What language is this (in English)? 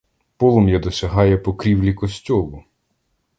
Ukrainian